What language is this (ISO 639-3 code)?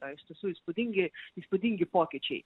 lit